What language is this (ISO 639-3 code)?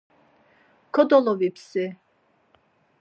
lzz